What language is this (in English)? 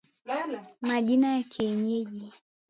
Swahili